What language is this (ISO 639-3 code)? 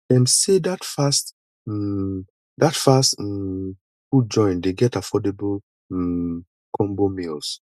pcm